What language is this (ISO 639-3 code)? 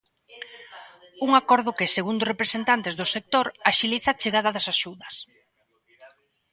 glg